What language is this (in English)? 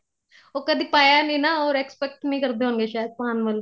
Punjabi